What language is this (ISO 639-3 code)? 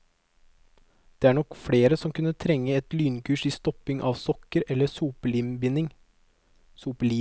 nor